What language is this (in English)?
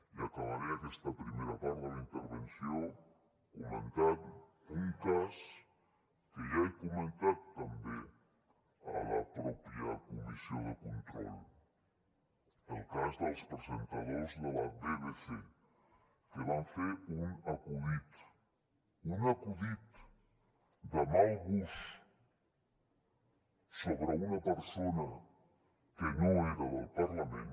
Catalan